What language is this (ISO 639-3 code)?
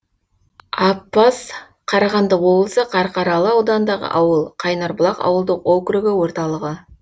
kaz